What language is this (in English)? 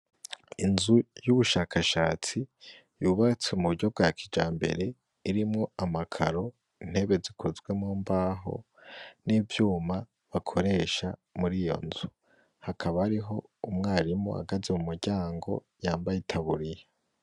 Rundi